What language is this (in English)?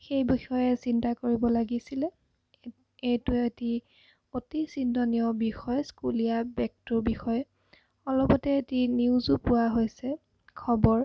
Assamese